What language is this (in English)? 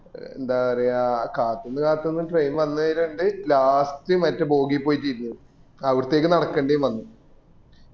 Malayalam